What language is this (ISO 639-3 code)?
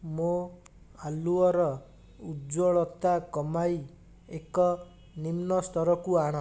ori